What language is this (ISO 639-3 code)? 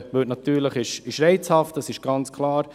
gsw